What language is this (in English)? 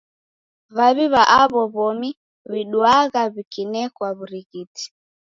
Taita